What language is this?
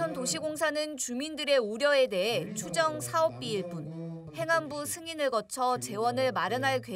Korean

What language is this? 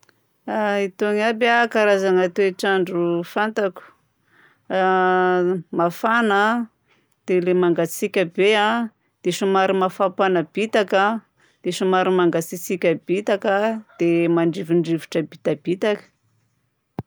Southern Betsimisaraka Malagasy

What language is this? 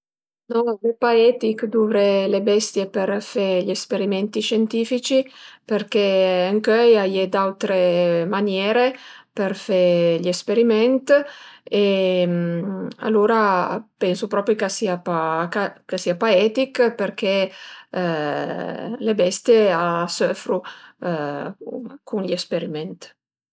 Piedmontese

